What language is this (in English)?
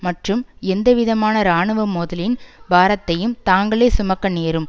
Tamil